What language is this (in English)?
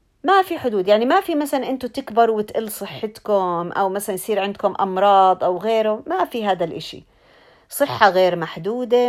Arabic